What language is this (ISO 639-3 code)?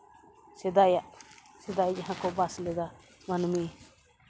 sat